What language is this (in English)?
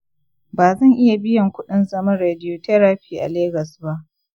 Hausa